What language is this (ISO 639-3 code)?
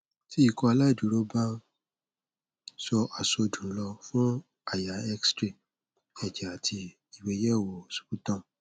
yor